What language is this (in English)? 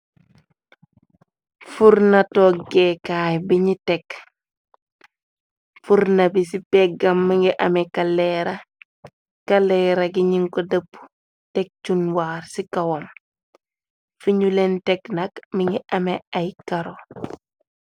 Wolof